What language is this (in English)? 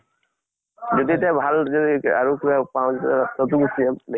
Assamese